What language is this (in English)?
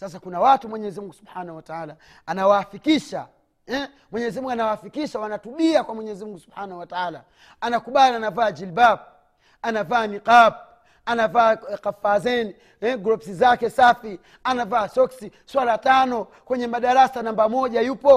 Swahili